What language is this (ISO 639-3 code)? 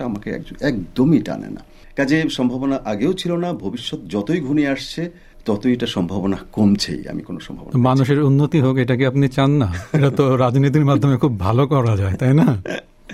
ben